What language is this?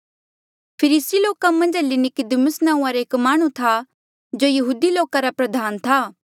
Mandeali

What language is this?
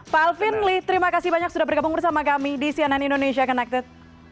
Indonesian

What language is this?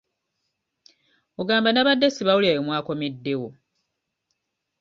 Ganda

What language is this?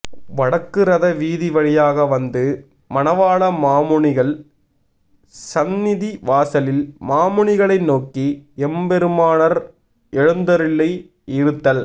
Tamil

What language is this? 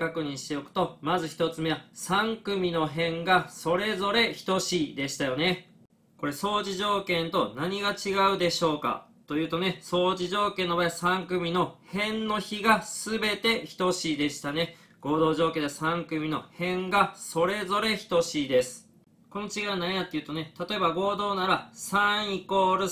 Japanese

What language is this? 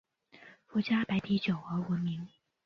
Chinese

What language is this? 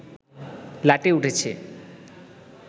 Bangla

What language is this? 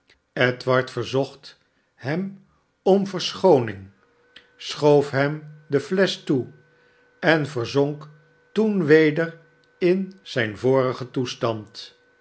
Dutch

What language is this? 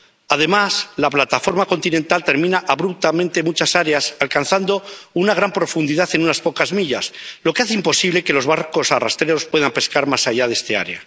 Spanish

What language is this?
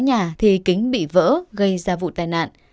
Vietnamese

